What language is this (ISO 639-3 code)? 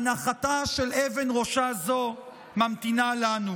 heb